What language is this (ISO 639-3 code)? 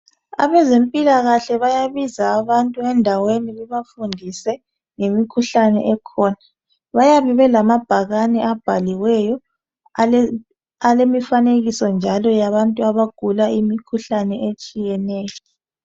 nde